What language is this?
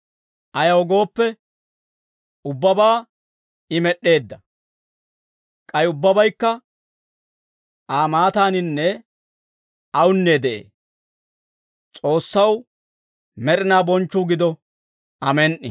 Dawro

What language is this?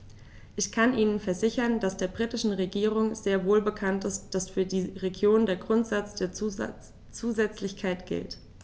German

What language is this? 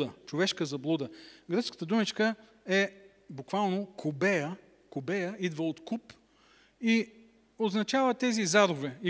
Bulgarian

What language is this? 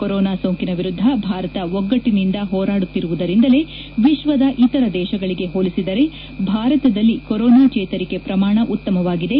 Kannada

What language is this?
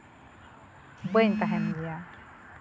Santali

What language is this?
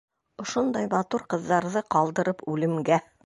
Bashkir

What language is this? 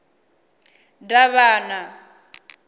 Venda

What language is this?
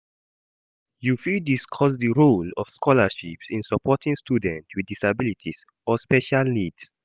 Nigerian Pidgin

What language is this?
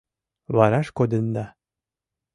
Mari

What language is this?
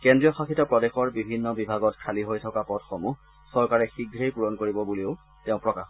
Assamese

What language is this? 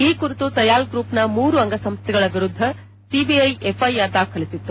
Kannada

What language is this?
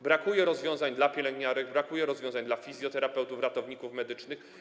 Polish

